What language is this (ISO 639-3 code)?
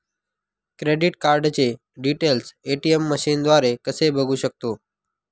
mar